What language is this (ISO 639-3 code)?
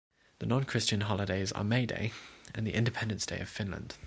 eng